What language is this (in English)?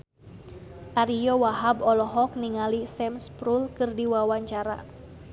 Sundanese